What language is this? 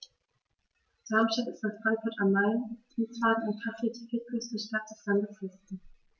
German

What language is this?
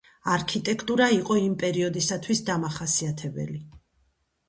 Georgian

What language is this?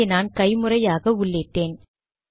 Tamil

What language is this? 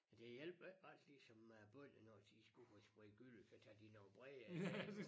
Danish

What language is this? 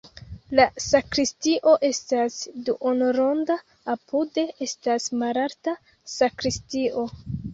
Esperanto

